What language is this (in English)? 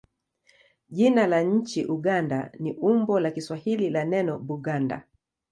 Swahili